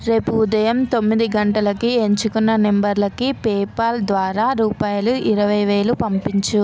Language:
Telugu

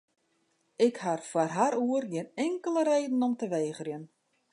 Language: Western Frisian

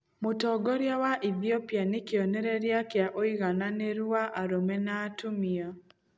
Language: Kikuyu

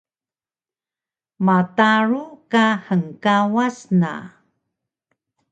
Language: Taroko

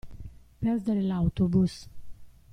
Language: Italian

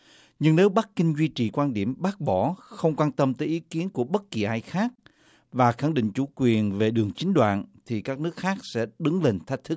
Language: Vietnamese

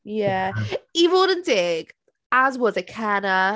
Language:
Welsh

